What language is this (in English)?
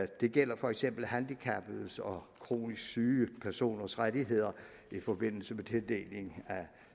Danish